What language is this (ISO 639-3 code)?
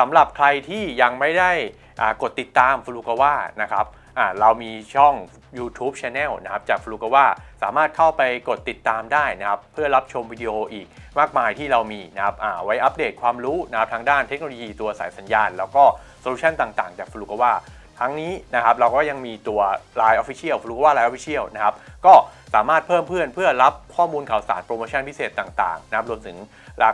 tha